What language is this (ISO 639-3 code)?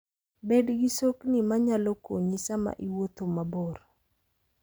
luo